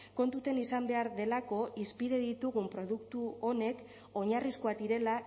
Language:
Basque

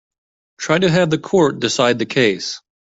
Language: English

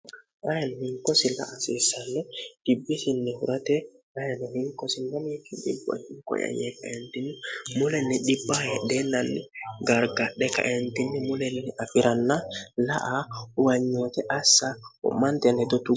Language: Sidamo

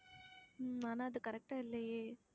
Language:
Tamil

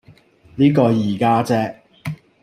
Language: Cantonese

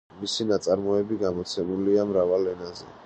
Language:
Georgian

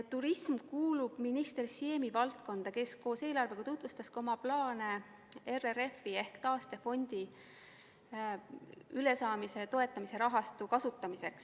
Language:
Estonian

